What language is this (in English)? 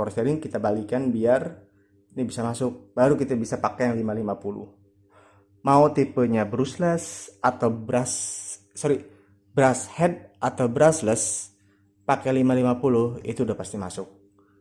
Indonesian